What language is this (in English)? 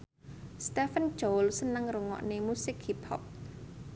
Javanese